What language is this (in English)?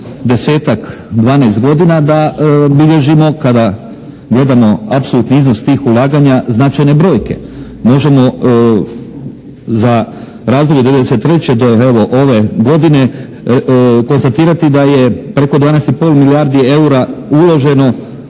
Croatian